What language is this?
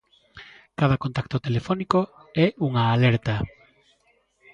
Galician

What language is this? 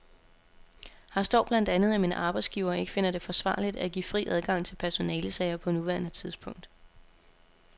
Danish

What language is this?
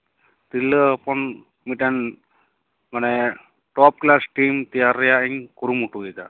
Santali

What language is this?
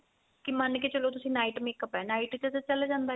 Punjabi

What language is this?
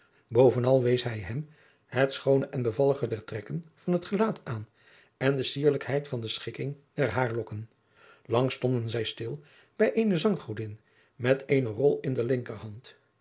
Dutch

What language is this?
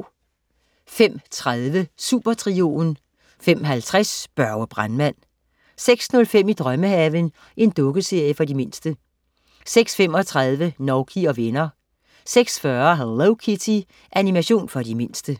Danish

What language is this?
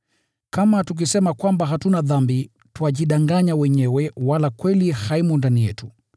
Swahili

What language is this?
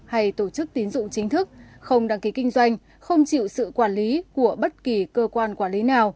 Vietnamese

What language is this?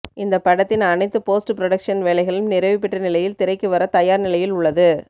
Tamil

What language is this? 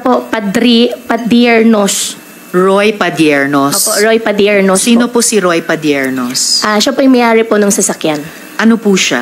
Filipino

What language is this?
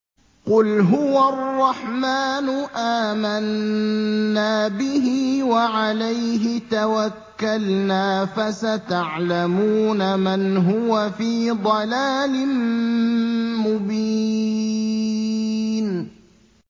Arabic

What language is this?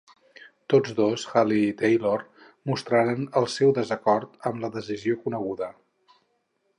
Catalan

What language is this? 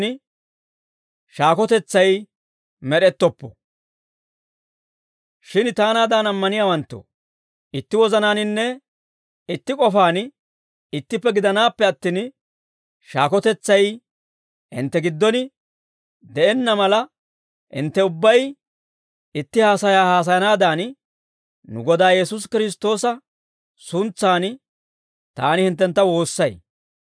Dawro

